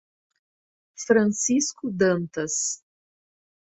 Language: Portuguese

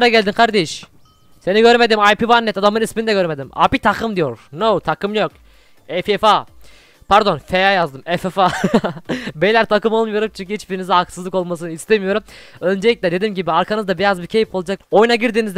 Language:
Turkish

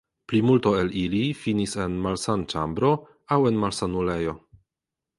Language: Esperanto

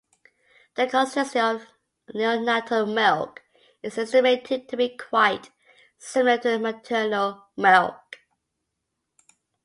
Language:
English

